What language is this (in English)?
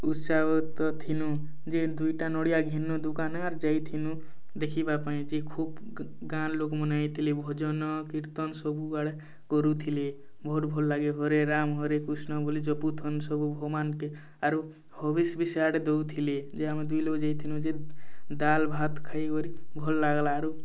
Odia